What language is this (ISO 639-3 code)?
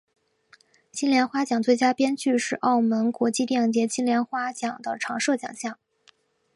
zho